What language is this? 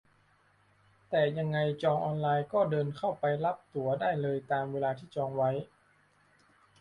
Thai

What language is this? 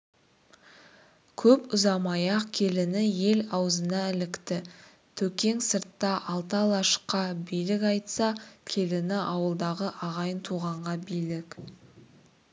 Kazakh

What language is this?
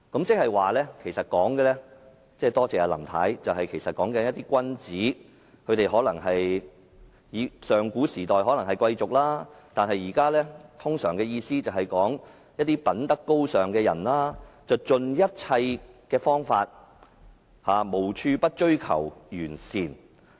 Cantonese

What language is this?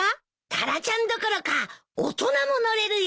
Japanese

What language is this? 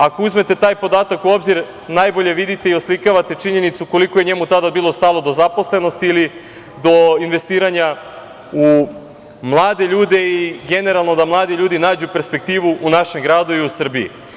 Serbian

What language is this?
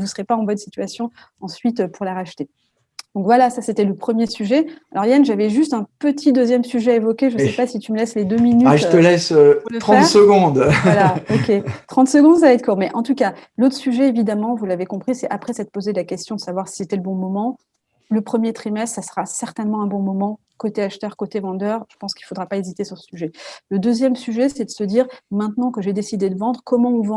French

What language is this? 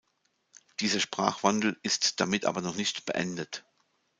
German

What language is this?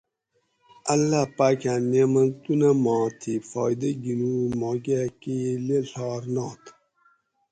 Gawri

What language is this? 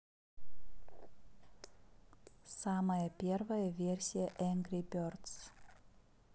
Russian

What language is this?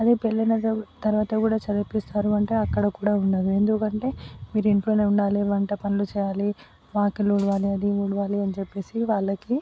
Telugu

